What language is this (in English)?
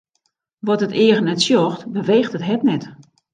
Western Frisian